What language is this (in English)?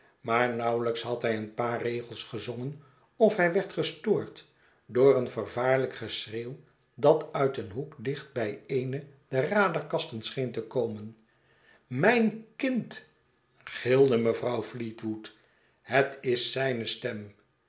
Dutch